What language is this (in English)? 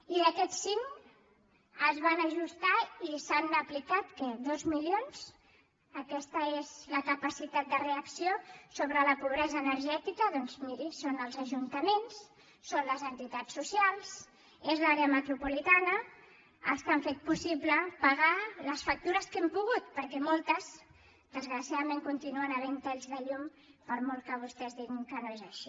Catalan